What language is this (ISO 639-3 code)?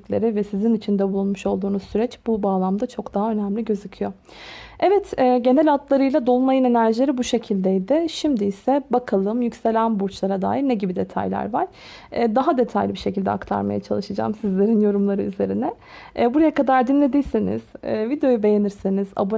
tur